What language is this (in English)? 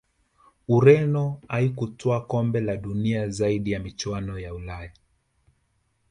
Swahili